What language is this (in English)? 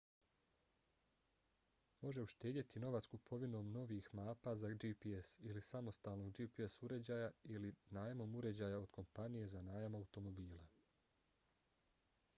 Bosnian